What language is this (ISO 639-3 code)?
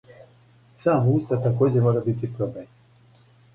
srp